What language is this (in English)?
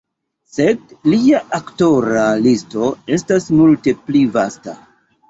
Esperanto